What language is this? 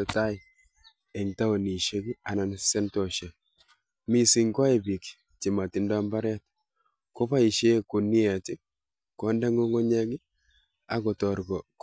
Kalenjin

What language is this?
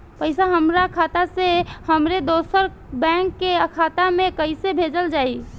Bhojpuri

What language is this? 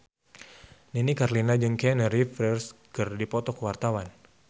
Sundanese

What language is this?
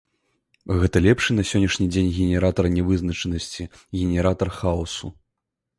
Belarusian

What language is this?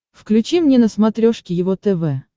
Russian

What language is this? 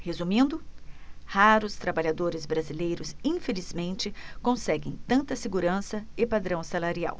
Portuguese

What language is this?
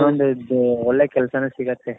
Kannada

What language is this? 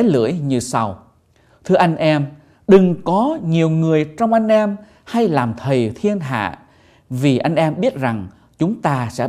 Vietnamese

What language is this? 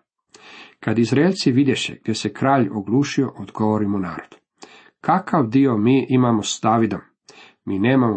Croatian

